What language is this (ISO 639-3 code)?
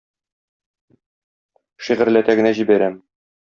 tat